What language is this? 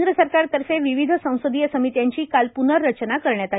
Marathi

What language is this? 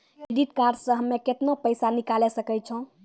Maithili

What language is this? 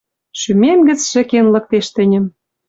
Western Mari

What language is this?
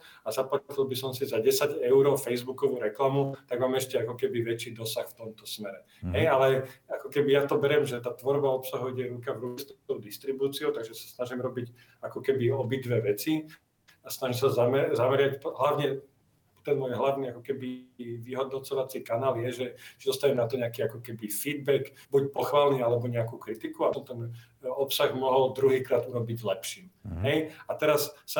Slovak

